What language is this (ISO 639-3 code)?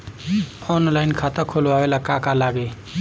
bho